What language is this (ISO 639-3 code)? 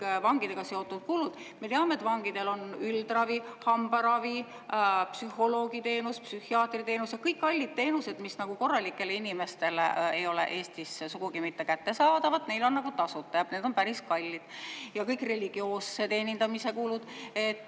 est